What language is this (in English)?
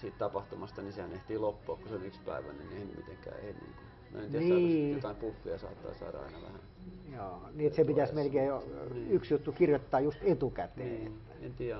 Finnish